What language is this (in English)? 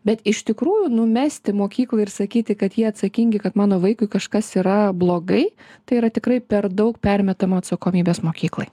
Lithuanian